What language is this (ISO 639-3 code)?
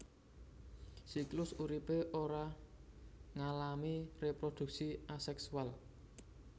jav